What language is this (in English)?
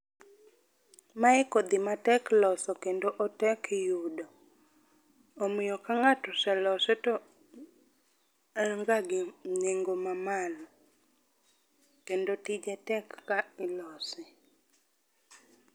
Luo (Kenya and Tanzania)